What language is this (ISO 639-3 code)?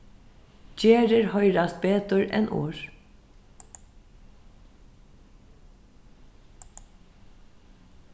fao